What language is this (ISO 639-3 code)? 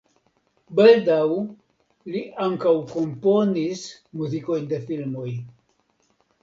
epo